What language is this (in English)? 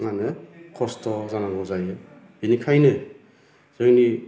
Bodo